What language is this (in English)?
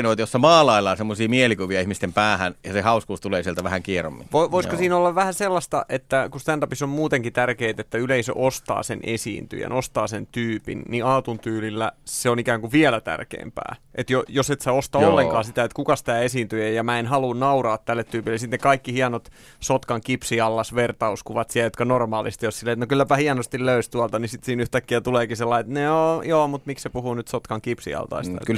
Finnish